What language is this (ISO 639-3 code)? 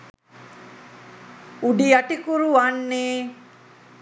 sin